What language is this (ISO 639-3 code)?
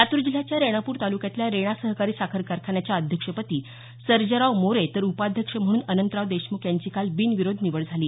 mar